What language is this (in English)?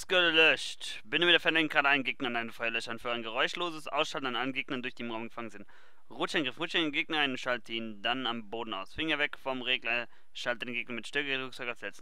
German